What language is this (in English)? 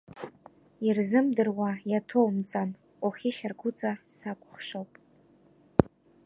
Abkhazian